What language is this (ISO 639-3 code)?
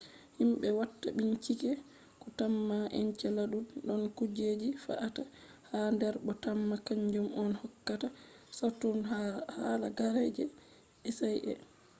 ful